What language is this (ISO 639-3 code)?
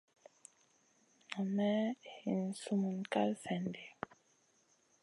mcn